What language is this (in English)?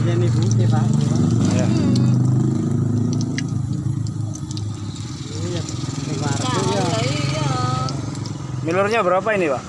Indonesian